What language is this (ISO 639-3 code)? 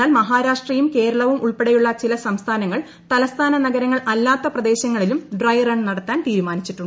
mal